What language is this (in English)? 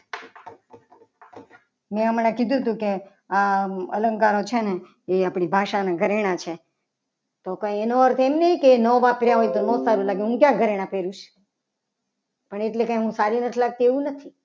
Gujarati